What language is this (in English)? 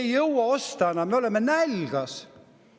Estonian